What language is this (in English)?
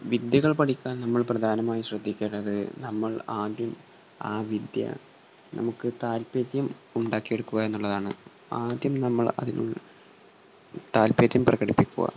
Malayalam